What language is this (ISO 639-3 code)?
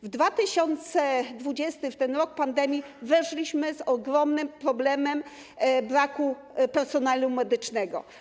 pol